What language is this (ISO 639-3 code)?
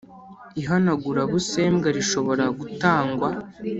kin